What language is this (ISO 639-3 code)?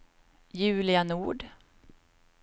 swe